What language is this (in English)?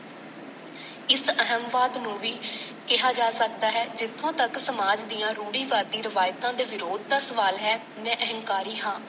Punjabi